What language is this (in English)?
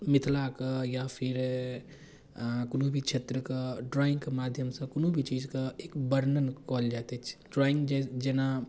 Maithili